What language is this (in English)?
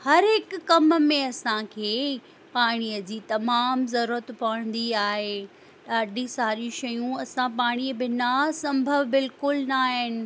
Sindhi